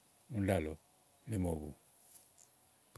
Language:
Igo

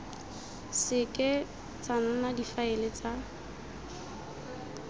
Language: Tswana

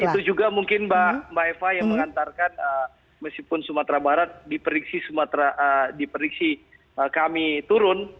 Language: Indonesian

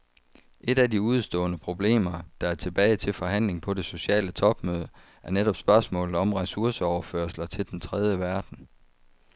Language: Danish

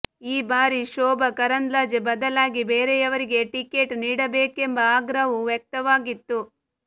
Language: Kannada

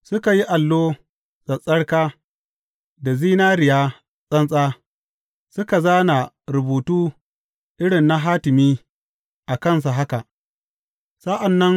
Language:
Hausa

